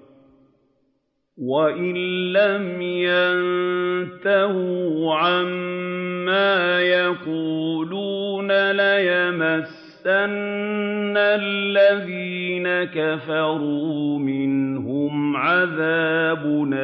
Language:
Arabic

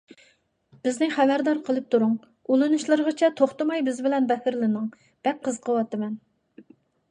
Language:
Uyghur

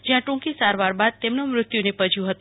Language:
Gujarati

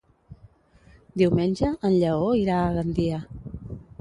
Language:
Catalan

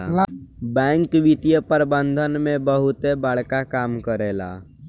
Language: Bhojpuri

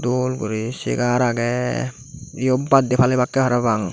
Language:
Chakma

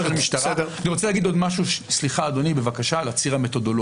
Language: Hebrew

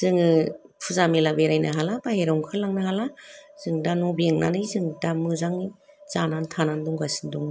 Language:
Bodo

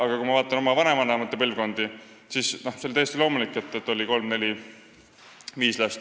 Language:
Estonian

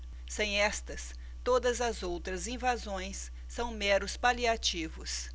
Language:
Portuguese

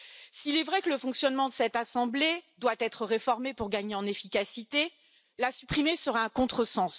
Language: French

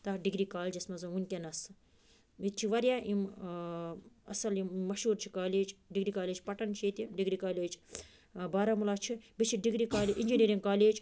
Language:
Kashmiri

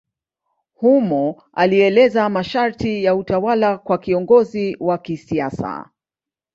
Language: Swahili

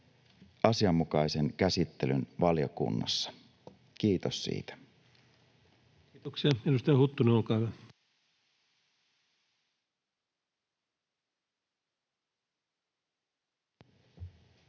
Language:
Finnish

